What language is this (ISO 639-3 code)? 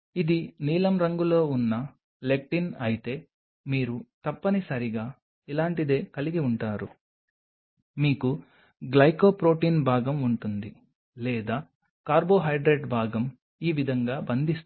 tel